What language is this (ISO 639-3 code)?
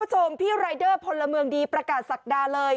tha